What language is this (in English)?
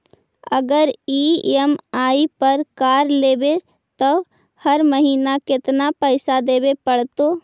Magahi